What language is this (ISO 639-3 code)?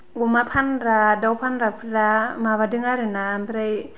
brx